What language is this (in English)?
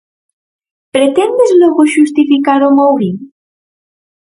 Galician